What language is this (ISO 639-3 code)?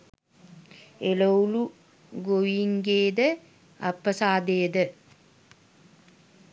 sin